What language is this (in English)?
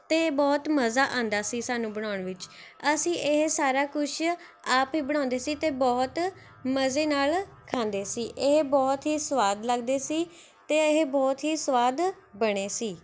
Punjabi